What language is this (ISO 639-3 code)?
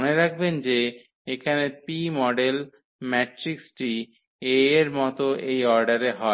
ben